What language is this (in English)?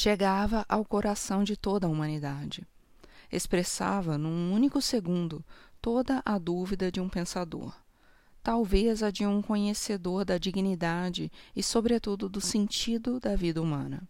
Portuguese